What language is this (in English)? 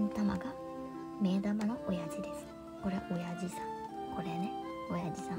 Japanese